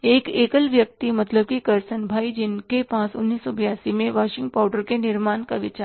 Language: Hindi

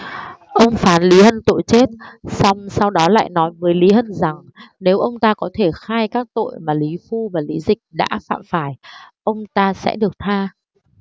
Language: Vietnamese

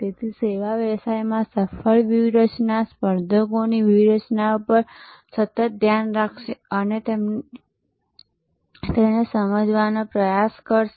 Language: Gujarati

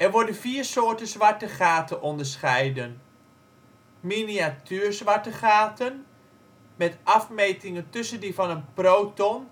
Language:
Dutch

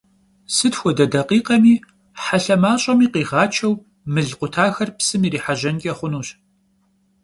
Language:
Kabardian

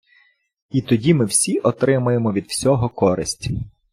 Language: Ukrainian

